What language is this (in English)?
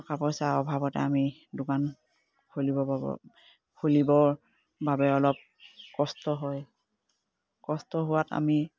Assamese